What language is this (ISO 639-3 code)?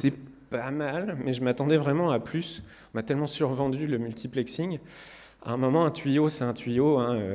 fra